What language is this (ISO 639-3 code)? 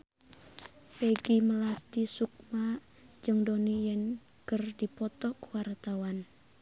sun